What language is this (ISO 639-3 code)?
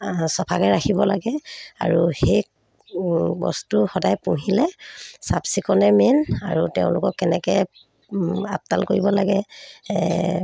asm